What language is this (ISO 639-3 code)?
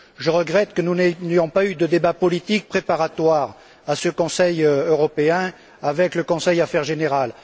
fra